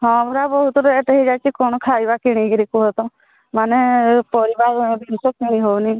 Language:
Odia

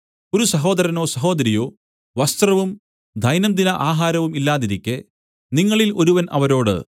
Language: Malayalam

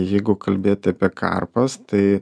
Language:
Lithuanian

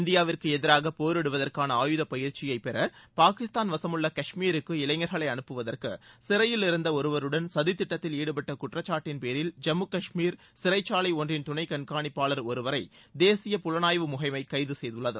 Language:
Tamil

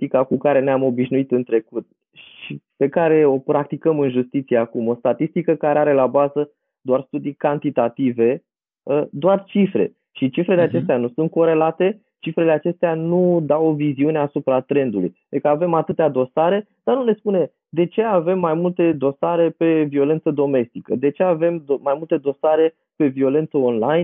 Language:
Romanian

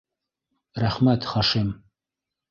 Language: Bashkir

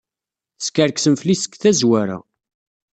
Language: Kabyle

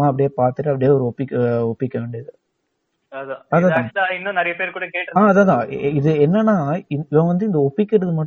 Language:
Tamil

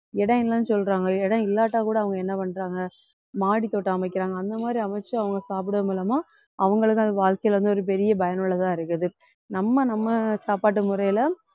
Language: Tamil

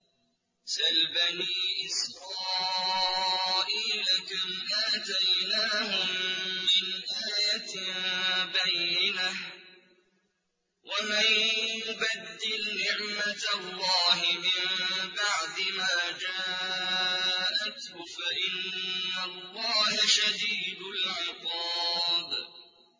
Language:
Arabic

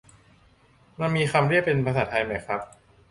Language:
Thai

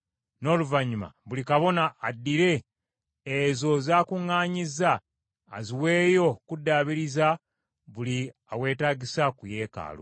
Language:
Ganda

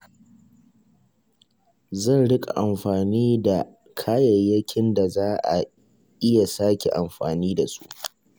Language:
Hausa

